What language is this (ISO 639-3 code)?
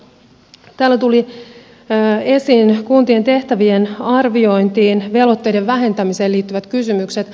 fin